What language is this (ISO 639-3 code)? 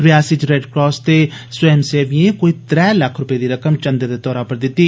doi